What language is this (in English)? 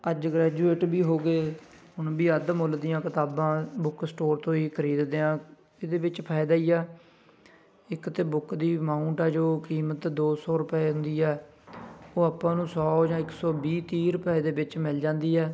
Punjabi